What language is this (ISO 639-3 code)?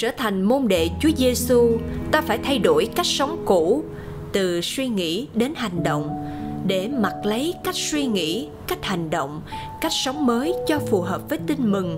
vie